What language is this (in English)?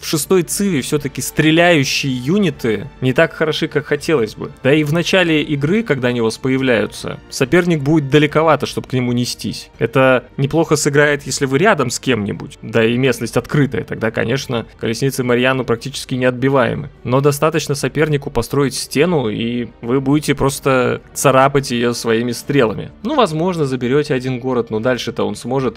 Russian